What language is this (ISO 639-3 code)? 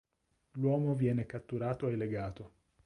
ita